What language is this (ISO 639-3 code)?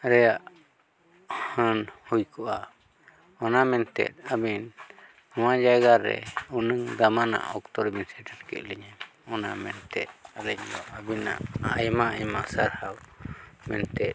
sat